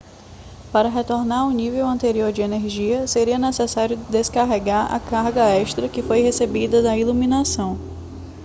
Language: Portuguese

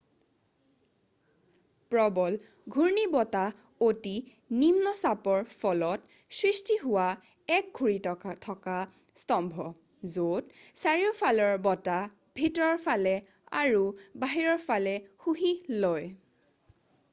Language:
Assamese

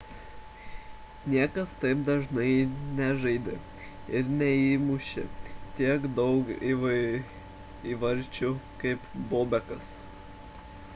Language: Lithuanian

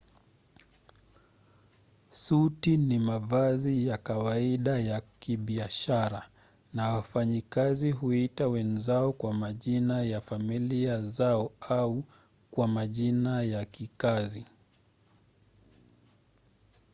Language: Swahili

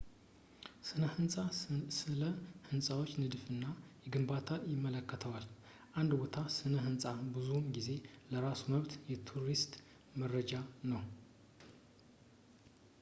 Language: Amharic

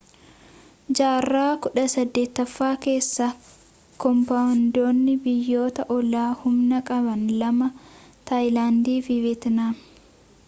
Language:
Oromo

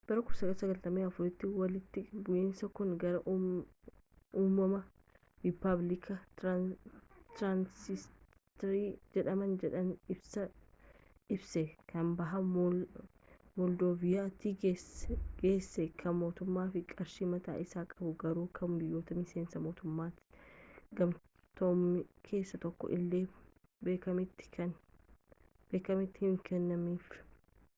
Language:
Oromo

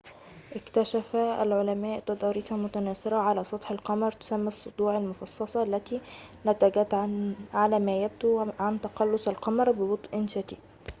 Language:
Arabic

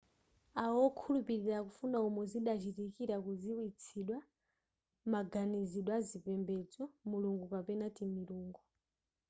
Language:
Nyanja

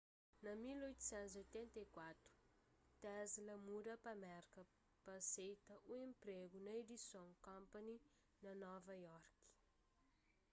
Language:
Kabuverdianu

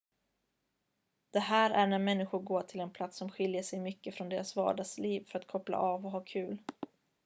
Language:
Swedish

